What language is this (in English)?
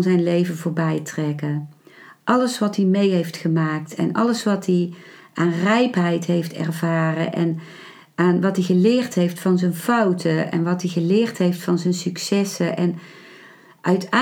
Dutch